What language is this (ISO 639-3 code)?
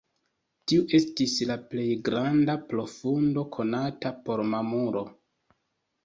epo